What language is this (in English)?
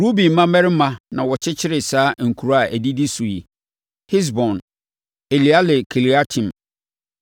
Akan